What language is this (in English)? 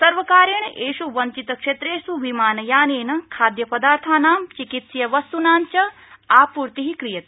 Sanskrit